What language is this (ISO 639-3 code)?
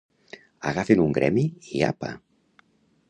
cat